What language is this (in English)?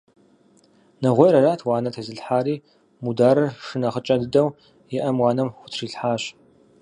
Kabardian